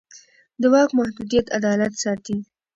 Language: Pashto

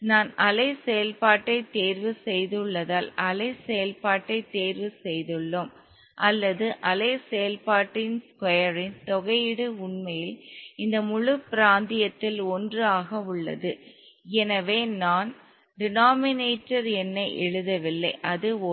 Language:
Tamil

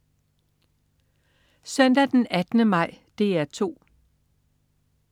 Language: Danish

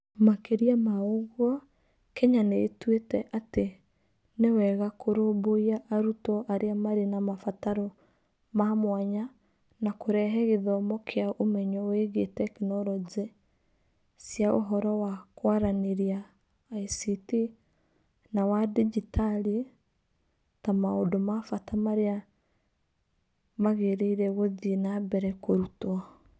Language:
Kikuyu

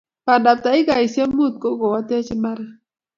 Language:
Kalenjin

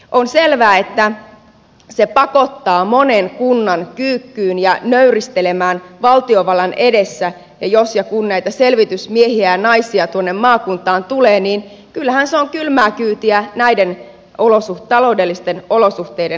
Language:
Finnish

